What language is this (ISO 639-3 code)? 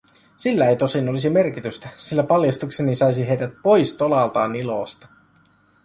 fin